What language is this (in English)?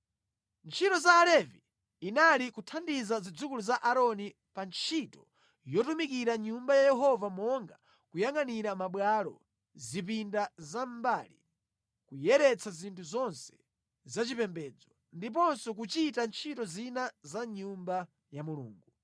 Nyanja